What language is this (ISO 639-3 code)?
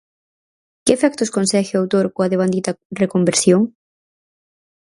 glg